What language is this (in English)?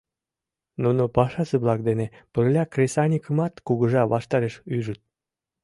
Mari